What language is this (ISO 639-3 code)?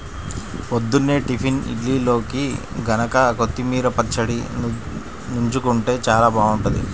tel